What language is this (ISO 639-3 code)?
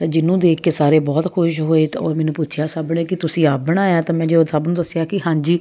pan